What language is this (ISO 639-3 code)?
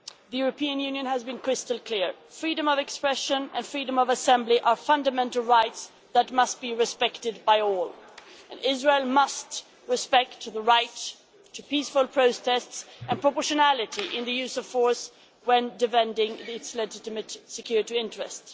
eng